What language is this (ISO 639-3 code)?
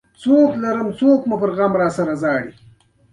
pus